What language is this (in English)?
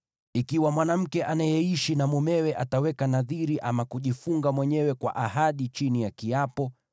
Swahili